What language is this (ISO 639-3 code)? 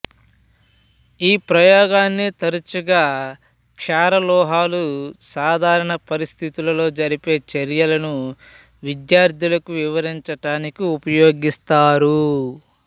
tel